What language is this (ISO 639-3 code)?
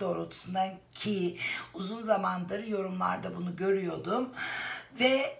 tur